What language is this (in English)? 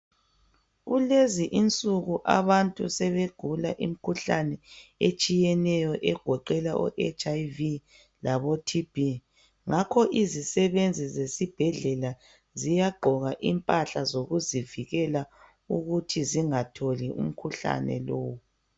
North Ndebele